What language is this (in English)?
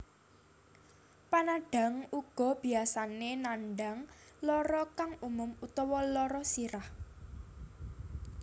Javanese